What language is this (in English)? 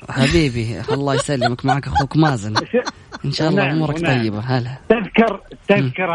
Arabic